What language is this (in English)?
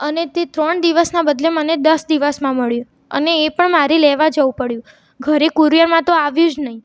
Gujarati